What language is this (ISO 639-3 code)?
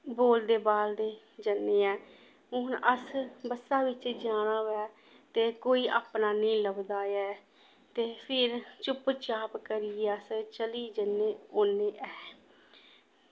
doi